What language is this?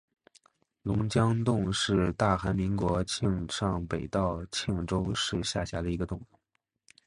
Chinese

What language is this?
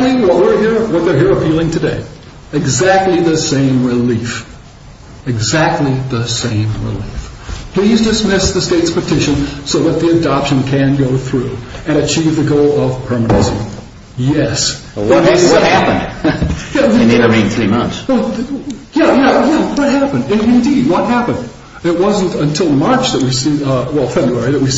English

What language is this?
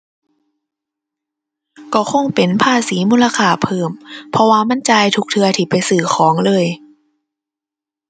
Thai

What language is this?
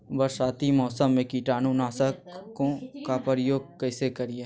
Magahi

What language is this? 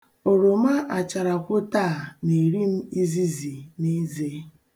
Igbo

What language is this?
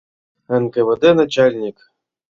Mari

